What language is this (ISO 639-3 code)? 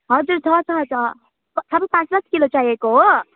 nep